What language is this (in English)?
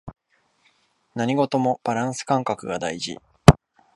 Japanese